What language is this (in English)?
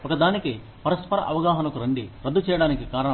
Telugu